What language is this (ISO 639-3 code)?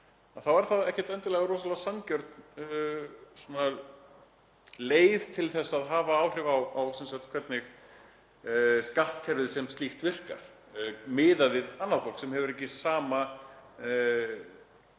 isl